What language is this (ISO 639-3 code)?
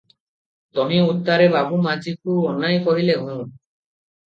ori